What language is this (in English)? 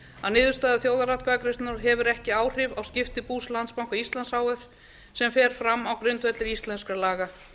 Icelandic